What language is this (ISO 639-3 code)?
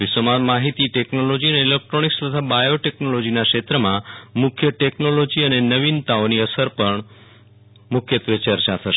guj